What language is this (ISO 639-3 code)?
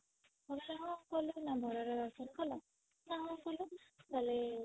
ori